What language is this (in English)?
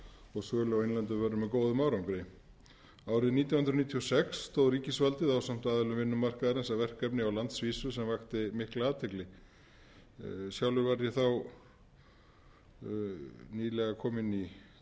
Icelandic